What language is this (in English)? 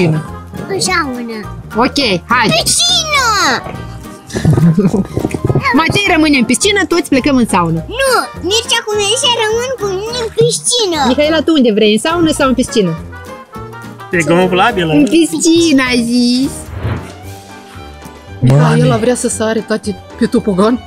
Romanian